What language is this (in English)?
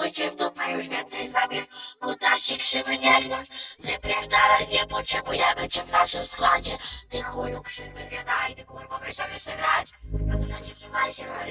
Polish